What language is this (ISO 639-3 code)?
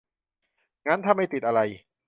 tha